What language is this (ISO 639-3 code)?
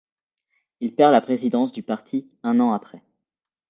fra